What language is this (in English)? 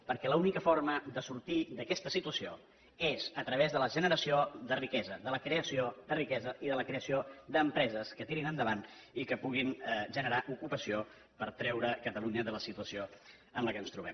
Catalan